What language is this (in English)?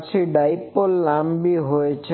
Gujarati